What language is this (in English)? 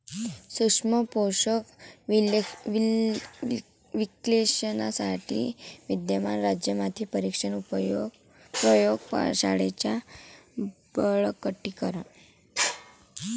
Marathi